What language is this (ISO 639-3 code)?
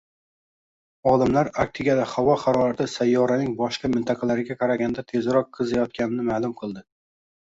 uzb